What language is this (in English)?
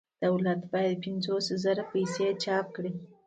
Pashto